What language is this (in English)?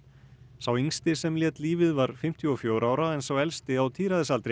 Icelandic